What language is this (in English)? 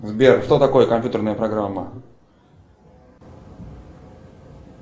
Russian